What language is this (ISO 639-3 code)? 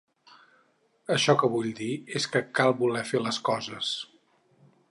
cat